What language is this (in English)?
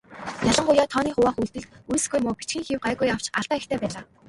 Mongolian